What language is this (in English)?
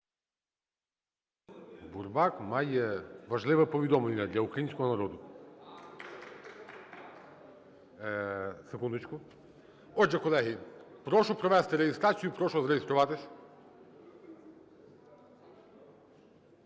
Ukrainian